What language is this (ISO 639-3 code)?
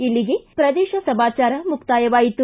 kan